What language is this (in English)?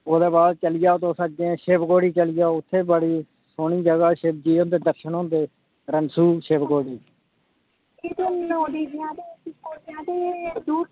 Dogri